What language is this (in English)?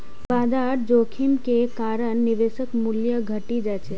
Maithili